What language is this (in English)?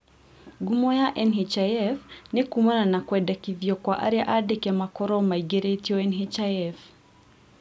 Kikuyu